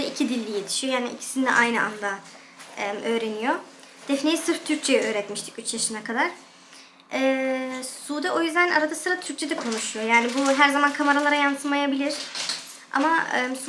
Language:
Turkish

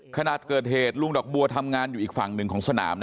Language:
Thai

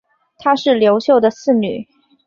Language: Chinese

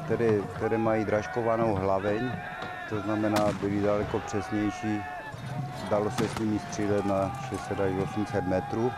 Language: Polish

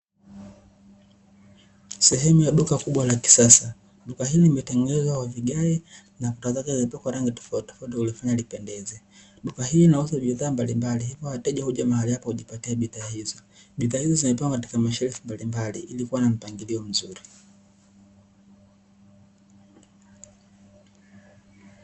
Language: Swahili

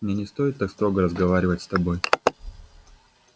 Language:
Russian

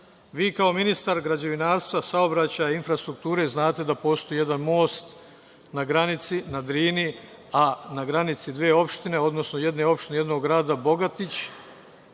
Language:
Serbian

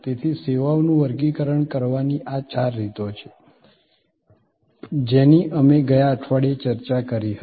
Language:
Gujarati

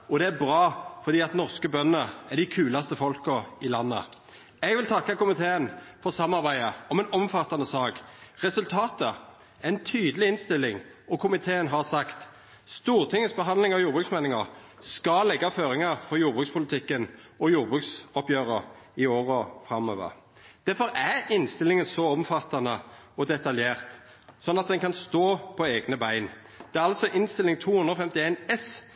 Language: Norwegian Nynorsk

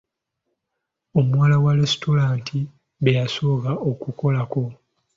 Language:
Ganda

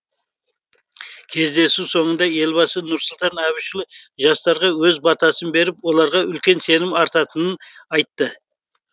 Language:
Kazakh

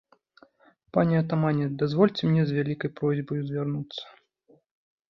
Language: Belarusian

